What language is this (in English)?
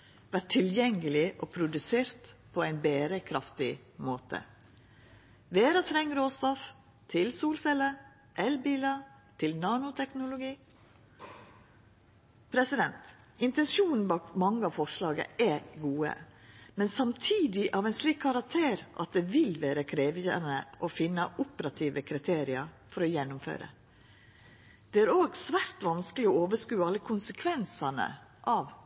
Norwegian Nynorsk